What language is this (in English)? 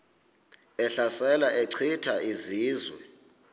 Xhosa